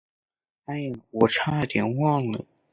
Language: Chinese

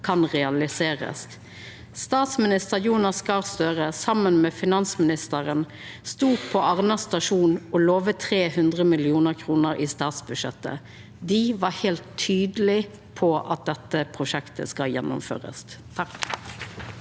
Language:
Norwegian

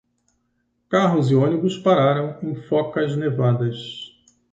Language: Portuguese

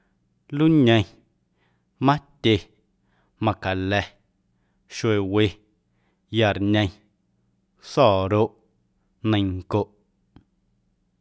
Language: Guerrero Amuzgo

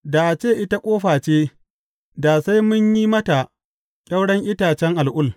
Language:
Hausa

